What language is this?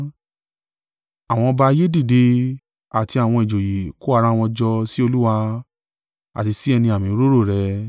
Yoruba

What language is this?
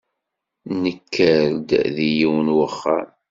Kabyle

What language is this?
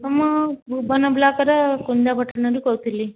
Odia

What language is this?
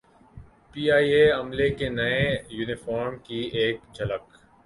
Urdu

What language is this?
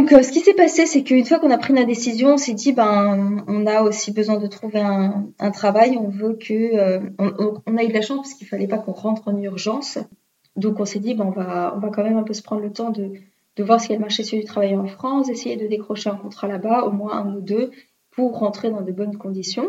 French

